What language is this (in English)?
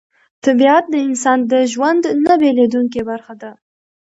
Pashto